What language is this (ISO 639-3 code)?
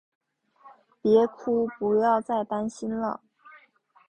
zho